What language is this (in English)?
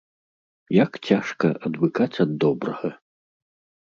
Belarusian